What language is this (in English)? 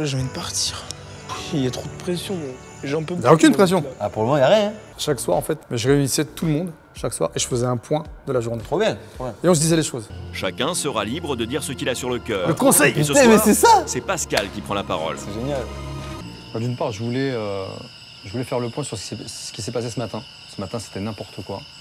French